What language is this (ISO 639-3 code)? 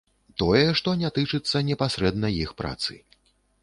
bel